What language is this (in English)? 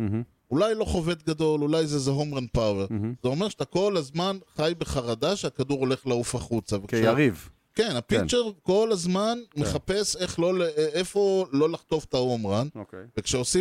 Hebrew